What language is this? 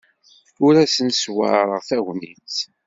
Kabyle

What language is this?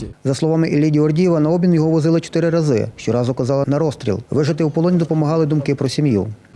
Ukrainian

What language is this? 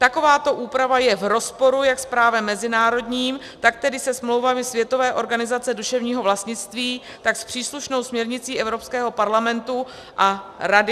Czech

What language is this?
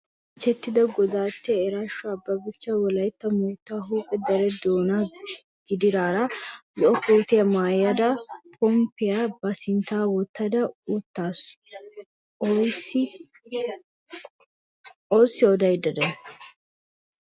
Wolaytta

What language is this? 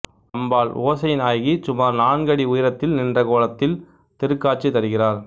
Tamil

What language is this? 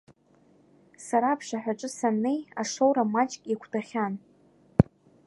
Abkhazian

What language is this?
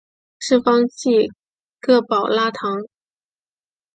Chinese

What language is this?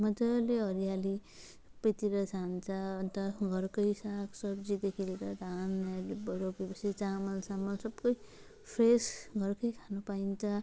Nepali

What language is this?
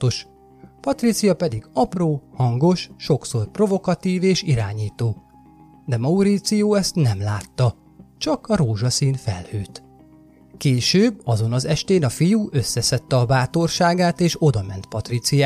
Hungarian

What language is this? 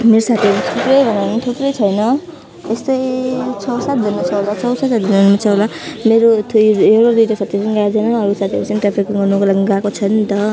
Nepali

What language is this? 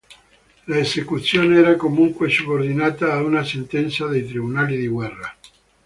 Italian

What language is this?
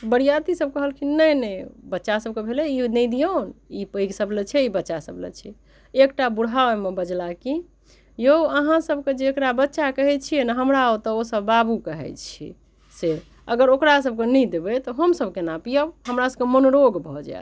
Maithili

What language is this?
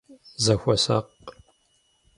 Kabardian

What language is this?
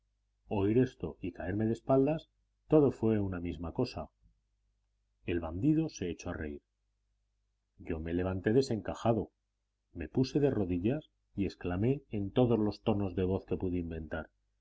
Spanish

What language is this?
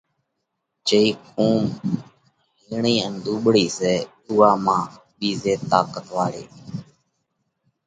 Parkari Koli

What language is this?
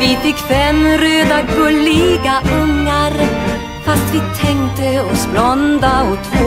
Romanian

